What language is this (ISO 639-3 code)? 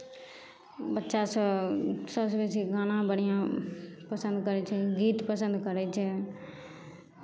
mai